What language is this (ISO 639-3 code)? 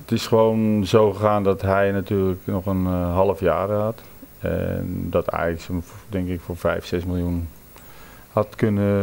nld